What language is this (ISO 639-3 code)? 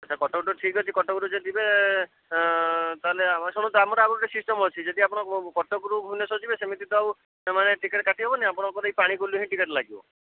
ori